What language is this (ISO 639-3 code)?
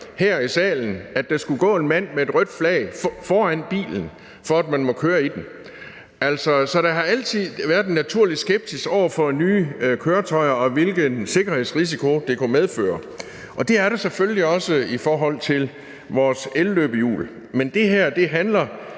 dan